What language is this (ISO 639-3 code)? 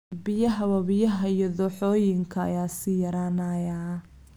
som